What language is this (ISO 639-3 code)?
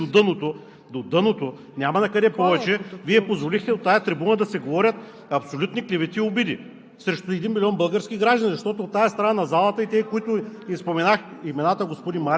bul